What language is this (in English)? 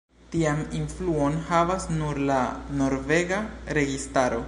Esperanto